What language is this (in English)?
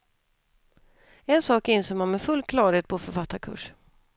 Swedish